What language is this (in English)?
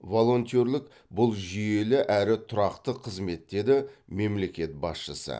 Kazakh